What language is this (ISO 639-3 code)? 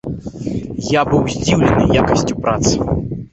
bel